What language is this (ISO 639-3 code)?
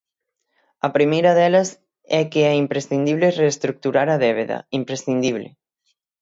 glg